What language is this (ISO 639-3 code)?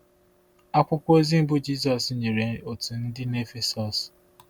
ibo